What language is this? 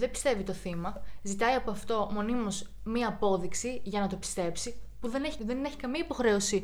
Greek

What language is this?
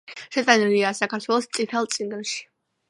Georgian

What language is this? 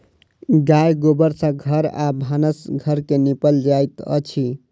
Maithili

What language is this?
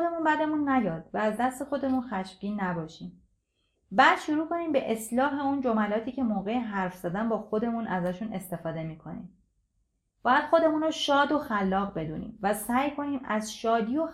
Persian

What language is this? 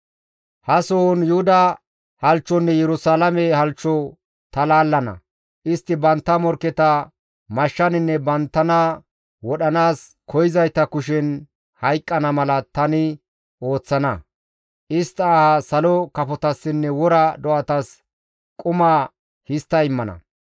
Gamo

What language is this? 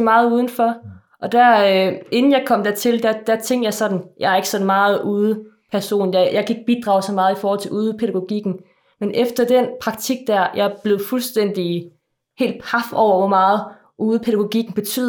Danish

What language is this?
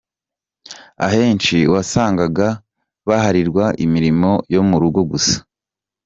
Kinyarwanda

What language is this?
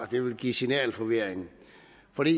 Danish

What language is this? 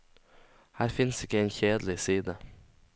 Norwegian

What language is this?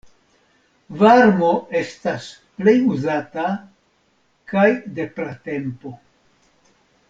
Esperanto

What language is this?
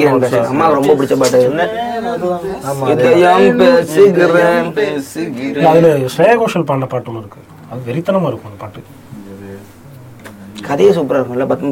Tamil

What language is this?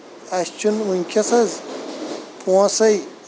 Kashmiri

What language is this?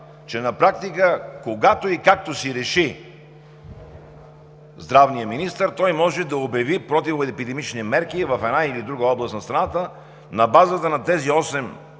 Bulgarian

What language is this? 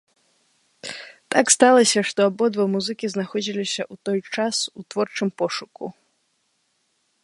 Belarusian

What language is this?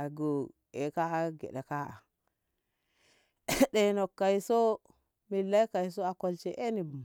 Ngamo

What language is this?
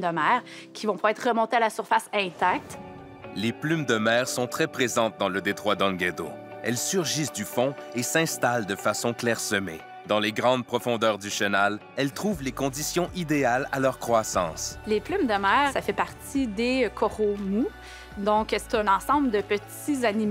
French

